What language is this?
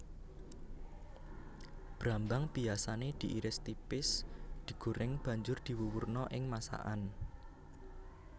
Javanese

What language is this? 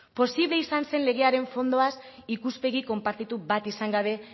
Basque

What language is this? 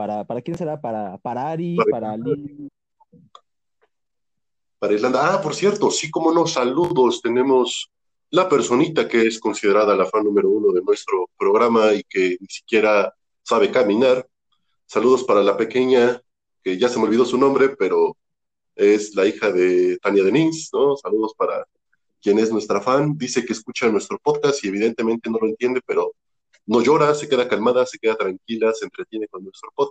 Spanish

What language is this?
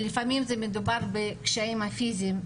Hebrew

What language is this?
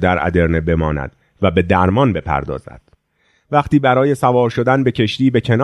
Persian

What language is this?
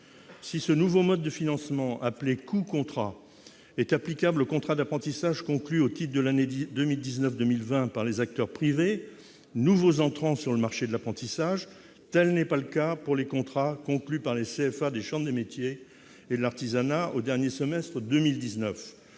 French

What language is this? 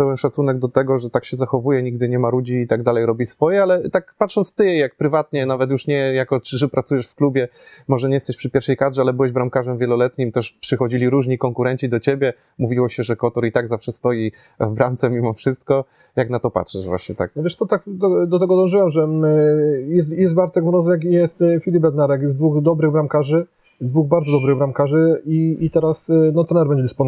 Polish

